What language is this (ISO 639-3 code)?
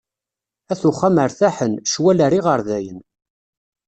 kab